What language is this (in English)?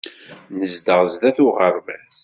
Kabyle